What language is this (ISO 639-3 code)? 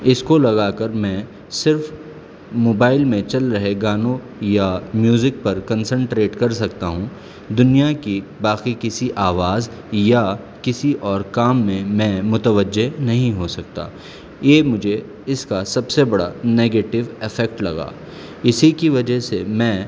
urd